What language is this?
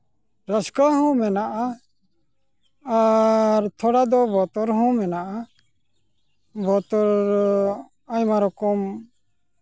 Santali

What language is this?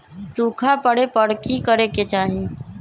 Magahi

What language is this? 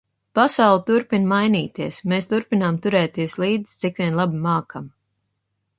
Latvian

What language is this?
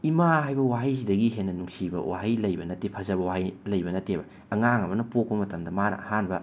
Manipuri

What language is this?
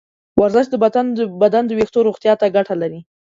Pashto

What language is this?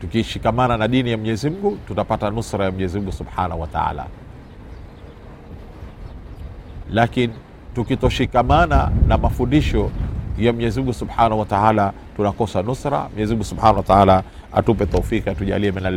Swahili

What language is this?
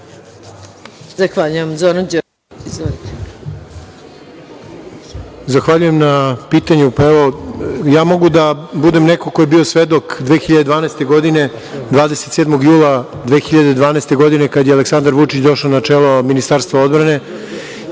Serbian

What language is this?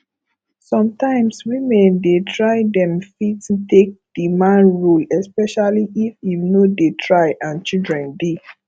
Nigerian Pidgin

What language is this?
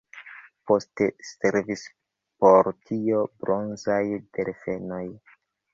Esperanto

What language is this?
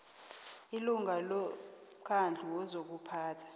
South Ndebele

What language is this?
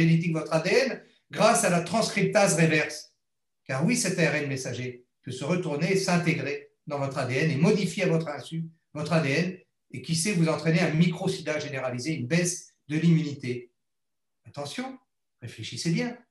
French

